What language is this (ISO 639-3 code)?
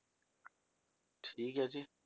pan